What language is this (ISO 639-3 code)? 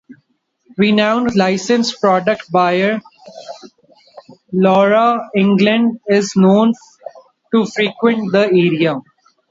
eng